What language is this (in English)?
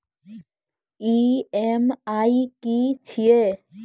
Maithili